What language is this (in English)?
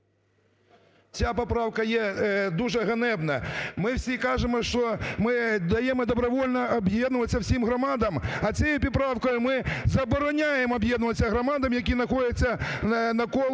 Ukrainian